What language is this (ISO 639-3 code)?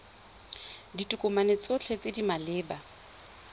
tsn